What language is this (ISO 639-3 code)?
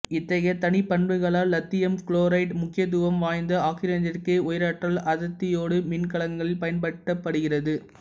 tam